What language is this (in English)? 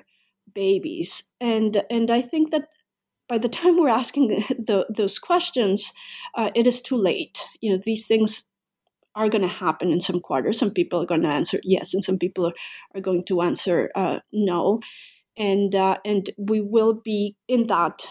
English